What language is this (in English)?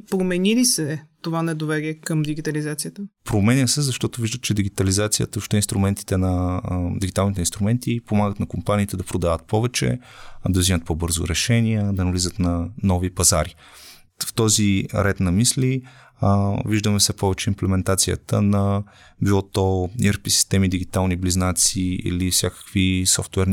Bulgarian